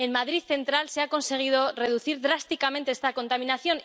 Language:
Spanish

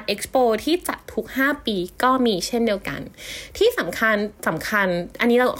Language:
Thai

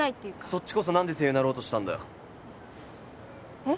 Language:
Japanese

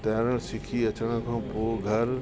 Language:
Sindhi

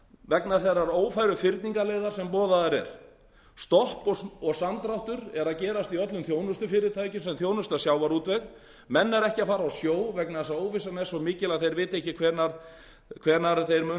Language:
Icelandic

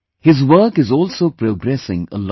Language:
English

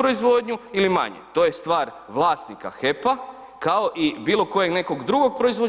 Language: Croatian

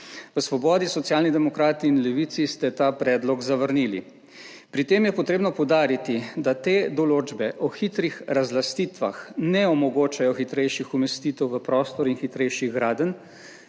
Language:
Slovenian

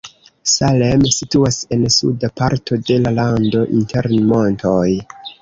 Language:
Esperanto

